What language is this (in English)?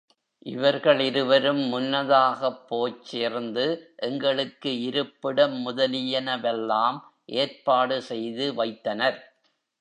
Tamil